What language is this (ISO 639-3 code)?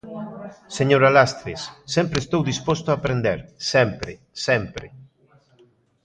glg